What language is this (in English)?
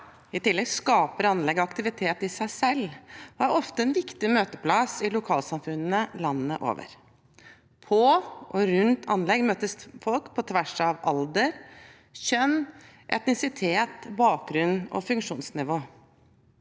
Norwegian